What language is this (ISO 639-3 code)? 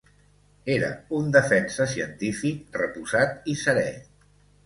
cat